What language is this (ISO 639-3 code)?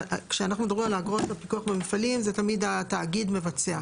heb